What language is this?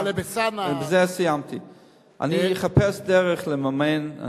Hebrew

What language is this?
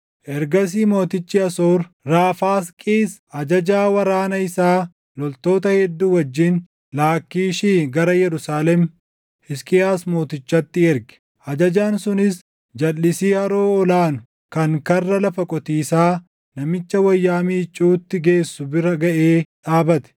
Oromo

